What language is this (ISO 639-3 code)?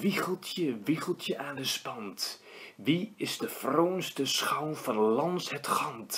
nld